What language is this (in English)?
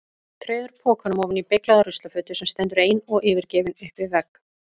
Icelandic